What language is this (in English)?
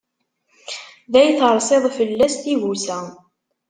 Kabyle